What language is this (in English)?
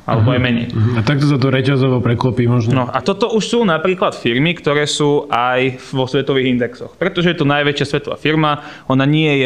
Slovak